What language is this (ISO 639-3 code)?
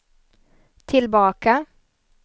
swe